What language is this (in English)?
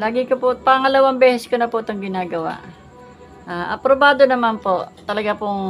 Filipino